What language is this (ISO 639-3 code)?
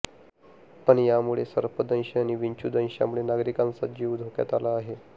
mar